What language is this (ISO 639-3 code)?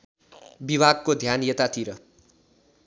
nep